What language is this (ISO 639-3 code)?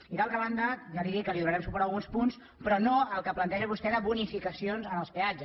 cat